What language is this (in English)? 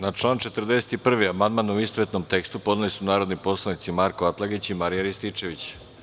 Serbian